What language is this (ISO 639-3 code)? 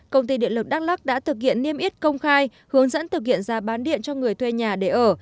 vie